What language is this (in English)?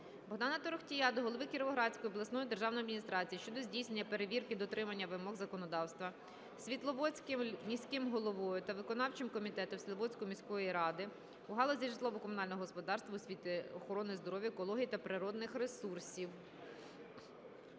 Ukrainian